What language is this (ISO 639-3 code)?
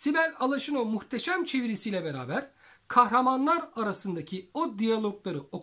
tur